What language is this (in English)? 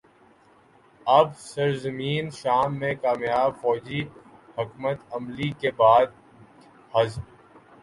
Urdu